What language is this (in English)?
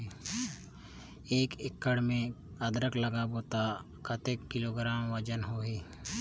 Chhattisgarhi